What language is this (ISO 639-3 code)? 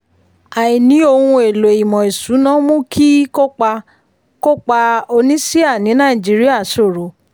yor